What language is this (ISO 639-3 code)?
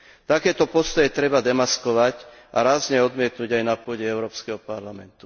slk